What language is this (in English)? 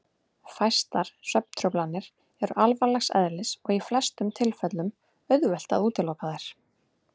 Icelandic